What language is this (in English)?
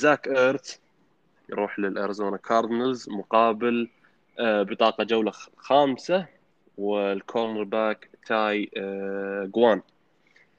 Arabic